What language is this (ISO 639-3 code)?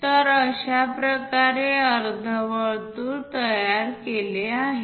mar